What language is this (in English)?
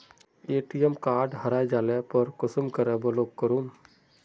Magahi